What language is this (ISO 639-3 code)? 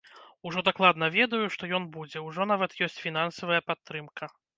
bel